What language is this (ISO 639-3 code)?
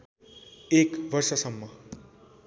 nep